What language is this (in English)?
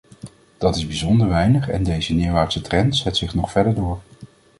Dutch